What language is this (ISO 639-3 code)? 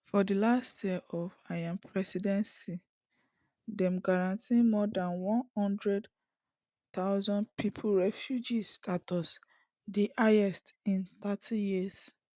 pcm